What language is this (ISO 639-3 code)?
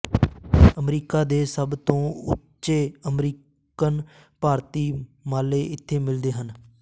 pan